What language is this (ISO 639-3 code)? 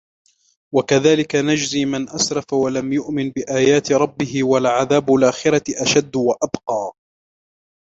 ara